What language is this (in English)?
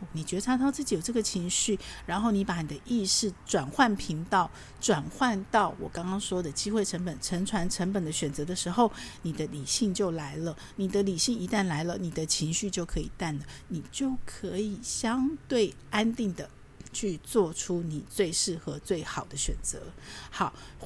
Chinese